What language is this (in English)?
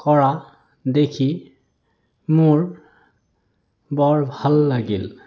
Assamese